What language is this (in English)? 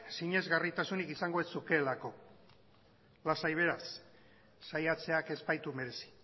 Basque